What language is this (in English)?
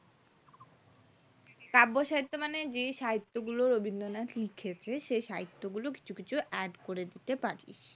Bangla